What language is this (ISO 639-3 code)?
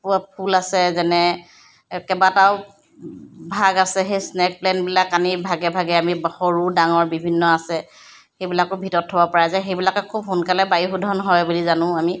asm